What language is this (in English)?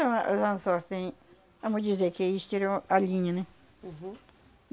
Portuguese